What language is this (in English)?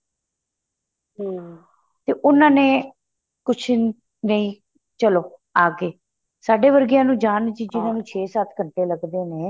Punjabi